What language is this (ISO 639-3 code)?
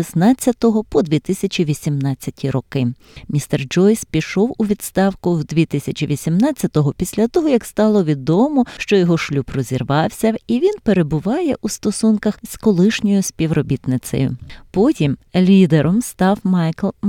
ukr